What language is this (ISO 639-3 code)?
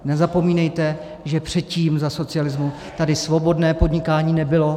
ces